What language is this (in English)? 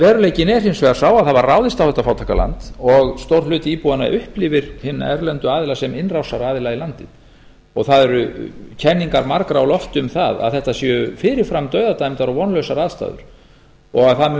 Icelandic